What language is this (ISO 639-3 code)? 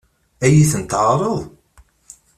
kab